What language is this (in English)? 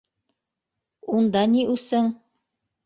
Bashkir